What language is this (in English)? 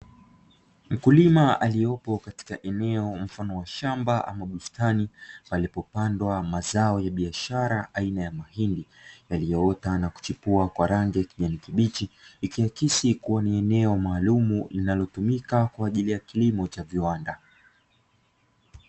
Swahili